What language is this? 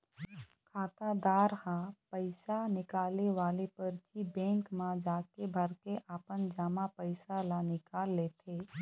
Chhattisgarhi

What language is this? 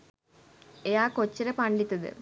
Sinhala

